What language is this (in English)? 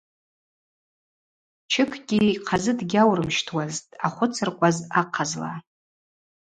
Abaza